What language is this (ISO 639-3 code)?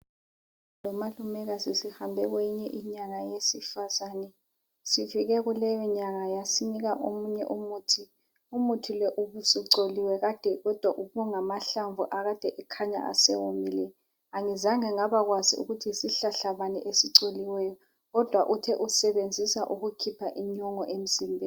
nde